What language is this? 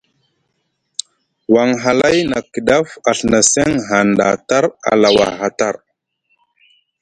Musgu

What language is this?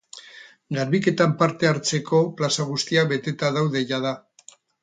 Basque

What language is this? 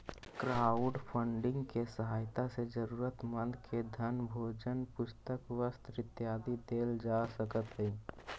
Magahi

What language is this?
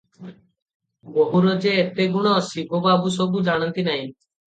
Odia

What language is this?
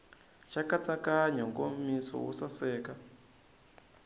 Tsonga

